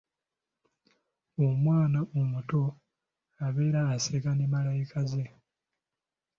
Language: Ganda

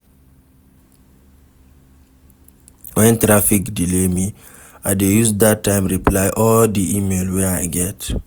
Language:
Nigerian Pidgin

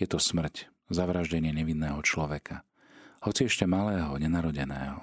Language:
Slovak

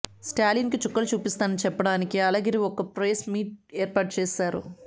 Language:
Telugu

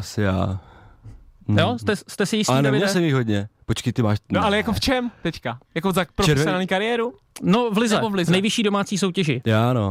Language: Czech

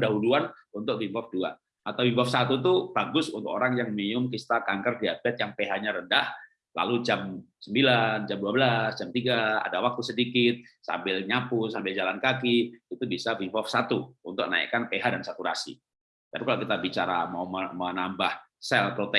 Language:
Indonesian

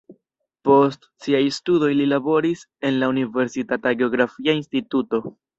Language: Esperanto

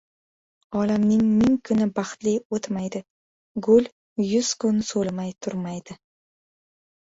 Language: Uzbek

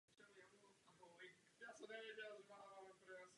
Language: Czech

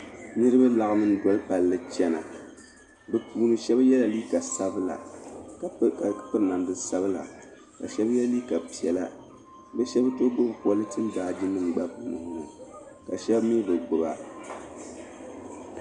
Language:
Dagbani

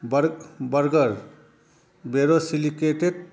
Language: Maithili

